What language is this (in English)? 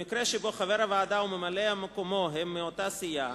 Hebrew